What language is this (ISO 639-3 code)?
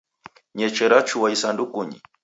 dav